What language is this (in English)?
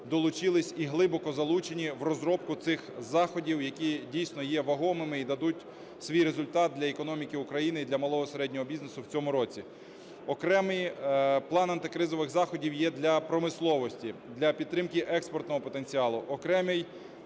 Ukrainian